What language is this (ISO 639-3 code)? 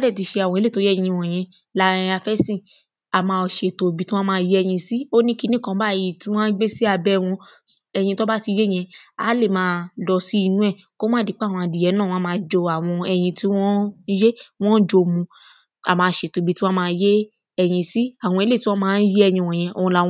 yor